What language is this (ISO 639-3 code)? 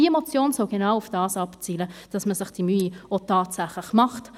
gsw